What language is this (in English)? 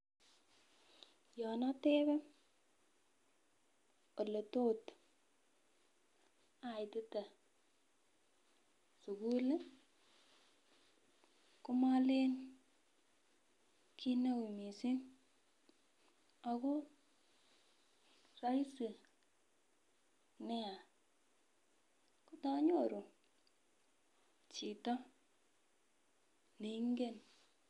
Kalenjin